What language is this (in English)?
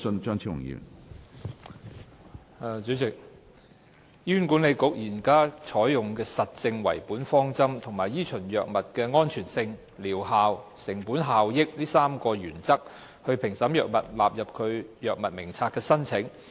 Cantonese